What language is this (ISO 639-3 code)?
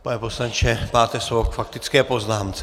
ces